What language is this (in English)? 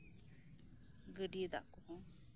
Santali